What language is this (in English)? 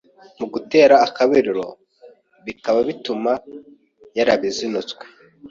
Kinyarwanda